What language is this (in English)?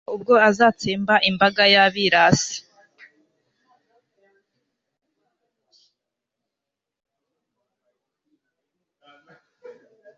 Kinyarwanda